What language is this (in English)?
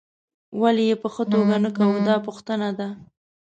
Pashto